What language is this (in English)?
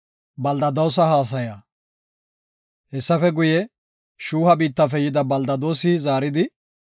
Gofa